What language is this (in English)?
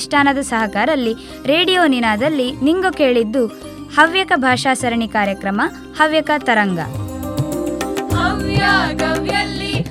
Kannada